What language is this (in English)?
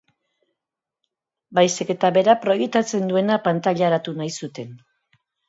Basque